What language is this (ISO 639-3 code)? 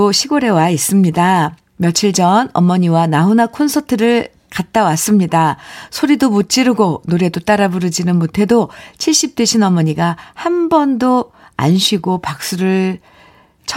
kor